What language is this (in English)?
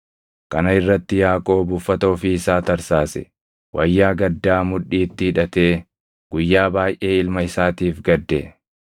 Oromo